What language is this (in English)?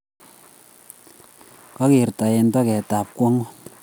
Kalenjin